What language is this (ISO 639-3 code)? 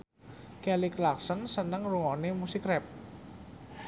jav